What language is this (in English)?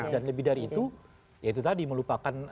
Indonesian